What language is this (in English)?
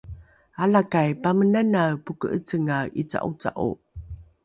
Rukai